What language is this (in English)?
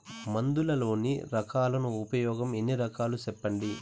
Telugu